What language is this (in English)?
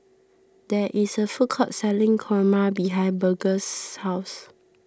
English